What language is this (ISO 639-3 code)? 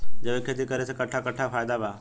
bho